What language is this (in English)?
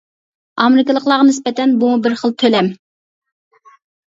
Uyghur